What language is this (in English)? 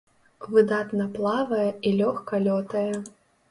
Belarusian